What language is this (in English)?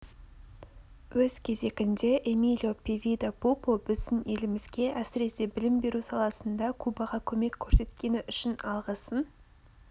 Kazakh